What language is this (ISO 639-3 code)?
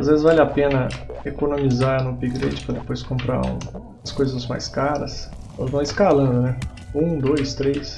por